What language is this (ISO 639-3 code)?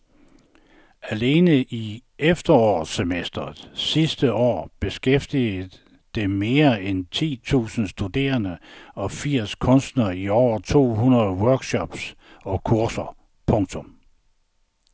dan